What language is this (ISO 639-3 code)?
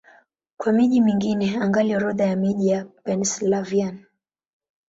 swa